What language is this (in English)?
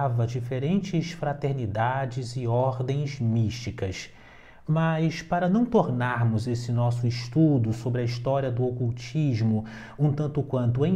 Portuguese